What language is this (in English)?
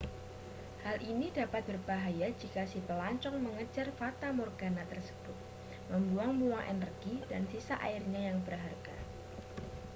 Indonesian